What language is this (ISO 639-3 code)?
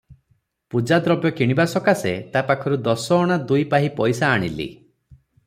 ori